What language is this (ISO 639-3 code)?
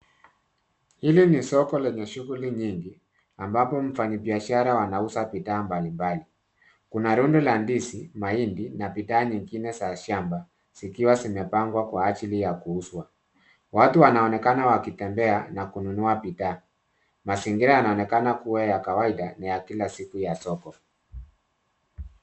swa